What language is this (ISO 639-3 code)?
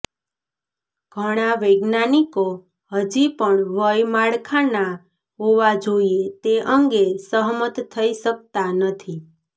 guj